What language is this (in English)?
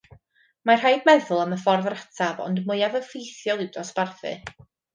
Welsh